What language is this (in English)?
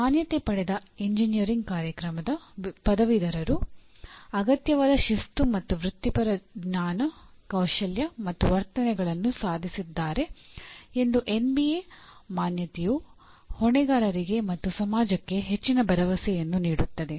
Kannada